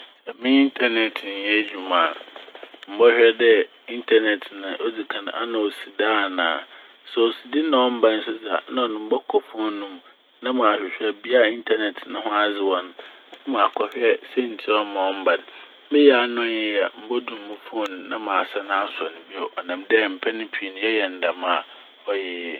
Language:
Akan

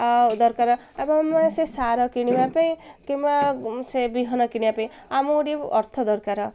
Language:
Odia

